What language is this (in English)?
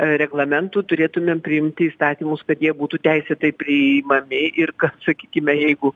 Lithuanian